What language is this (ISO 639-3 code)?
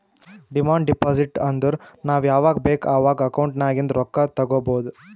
kan